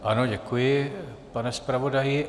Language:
Czech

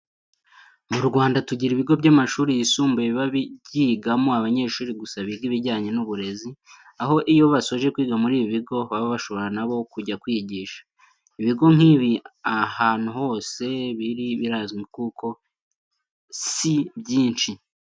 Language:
Kinyarwanda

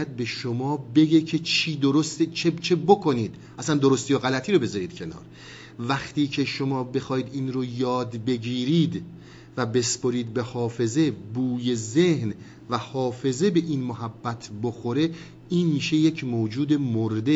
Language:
Persian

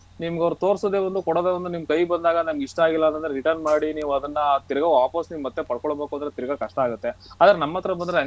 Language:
Kannada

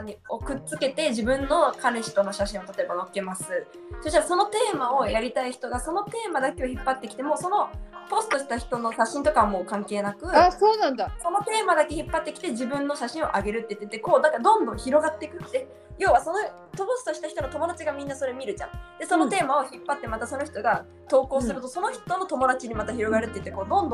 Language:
Japanese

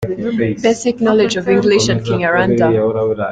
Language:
Kinyarwanda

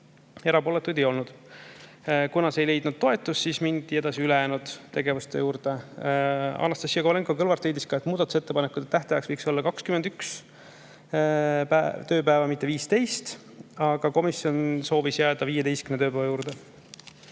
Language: Estonian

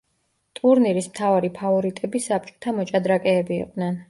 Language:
Georgian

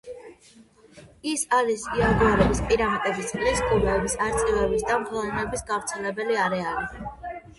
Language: Georgian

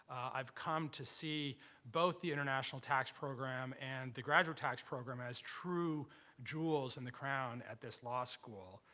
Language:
English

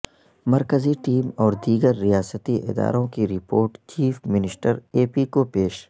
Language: Urdu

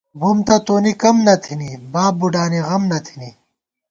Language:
Gawar-Bati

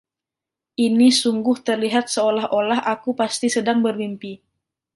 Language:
Indonesian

